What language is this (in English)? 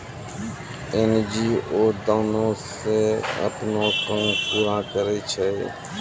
Maithili